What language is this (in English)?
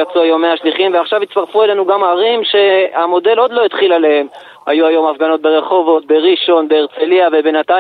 Hebrew